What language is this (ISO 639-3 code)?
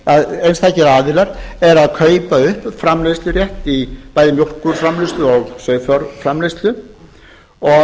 isl